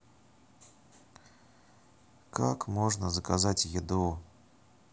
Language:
Russian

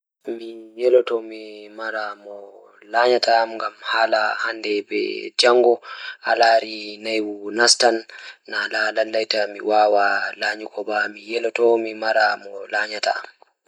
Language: Fula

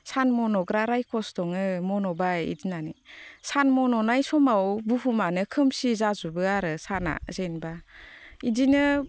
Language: Bodo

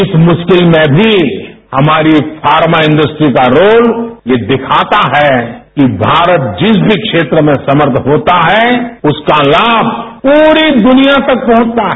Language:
Hindi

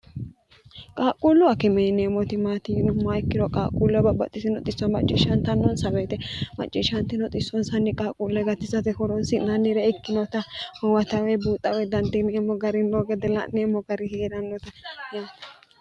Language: Sidamo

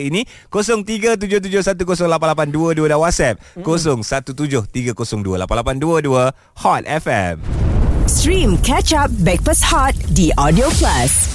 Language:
Malay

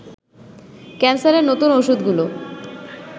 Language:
Bangla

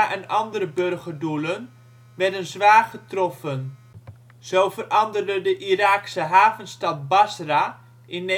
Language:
Dutch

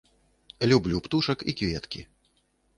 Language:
Belarusian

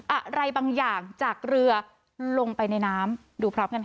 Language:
Thai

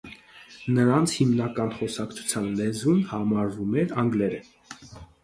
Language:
Armenian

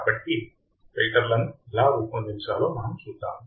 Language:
Telugu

